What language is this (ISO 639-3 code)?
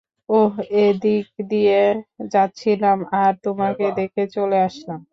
ben